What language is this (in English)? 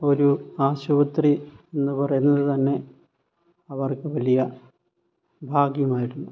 Malayalam